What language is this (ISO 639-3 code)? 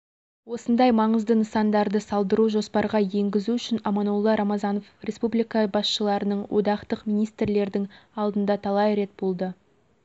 kaz